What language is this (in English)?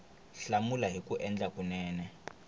Tsonga